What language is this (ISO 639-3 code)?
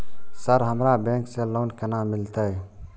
mai